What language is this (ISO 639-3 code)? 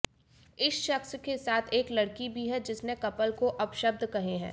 hin